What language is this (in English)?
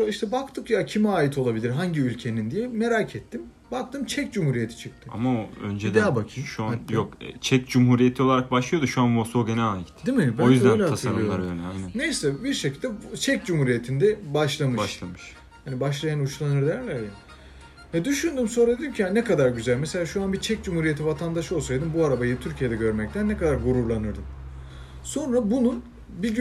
Turkish